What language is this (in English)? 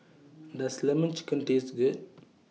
English